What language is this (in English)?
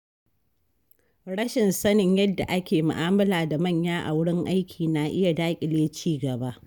Hausa